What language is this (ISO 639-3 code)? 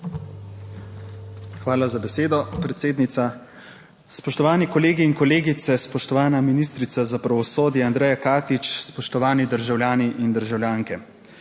slv